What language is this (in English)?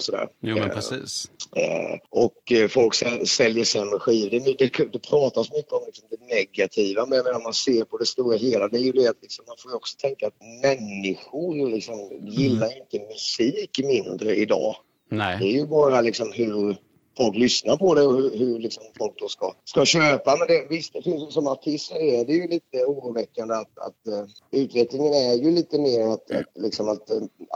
Swedish